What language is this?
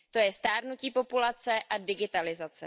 Czech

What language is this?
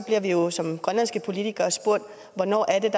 Danish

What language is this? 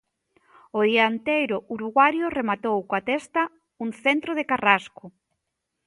Galician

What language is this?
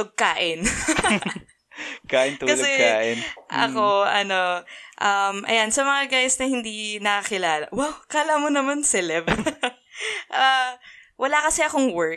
Filipino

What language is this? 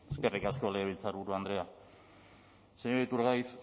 Basque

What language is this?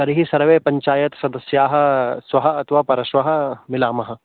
Sanskrit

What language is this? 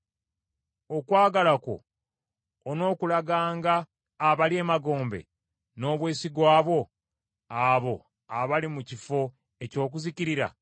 Ganda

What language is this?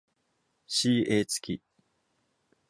Japanese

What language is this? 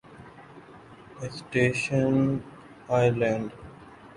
Urdu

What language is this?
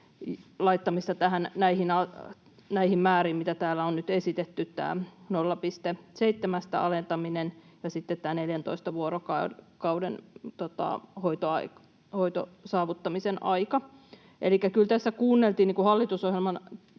Finnish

